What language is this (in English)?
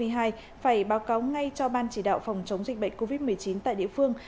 Vietnamese